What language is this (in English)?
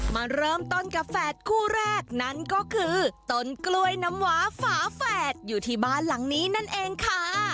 Thai